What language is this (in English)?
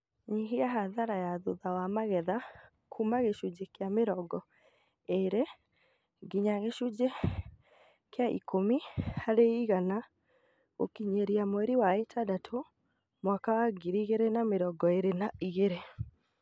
Kikuyu